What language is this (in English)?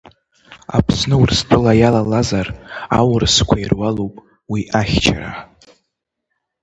Abkhazian